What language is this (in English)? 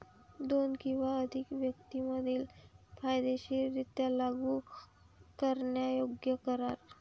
Marathi